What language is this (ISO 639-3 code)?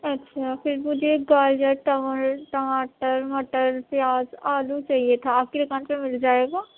urd